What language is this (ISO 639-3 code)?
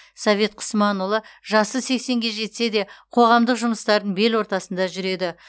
kaz